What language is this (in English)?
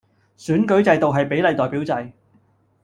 Cantonese